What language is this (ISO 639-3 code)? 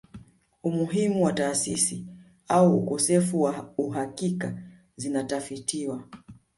swa